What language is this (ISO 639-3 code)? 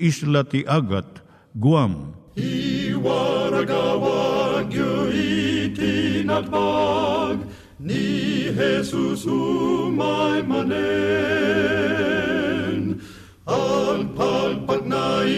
fil